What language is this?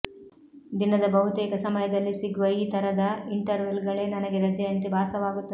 Kannada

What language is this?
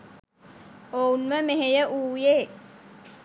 Sinhala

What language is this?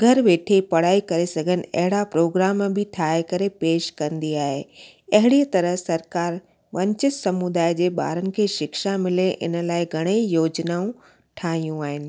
Sindhi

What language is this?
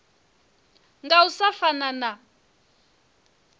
Venda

